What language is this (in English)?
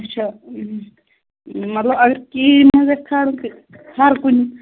Kashmiri